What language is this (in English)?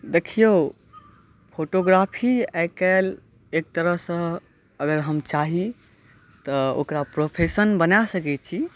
Maithili